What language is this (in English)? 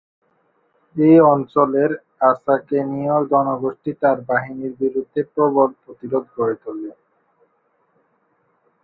Bangla